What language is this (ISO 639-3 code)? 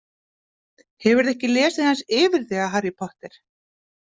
isl